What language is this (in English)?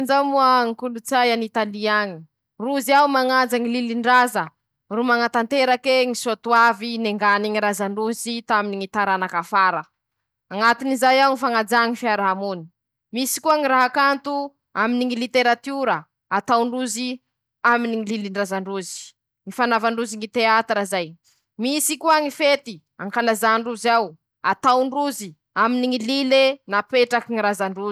Masikoro Malagasy